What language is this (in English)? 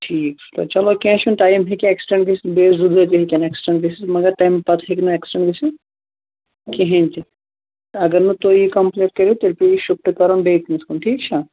Kashmiri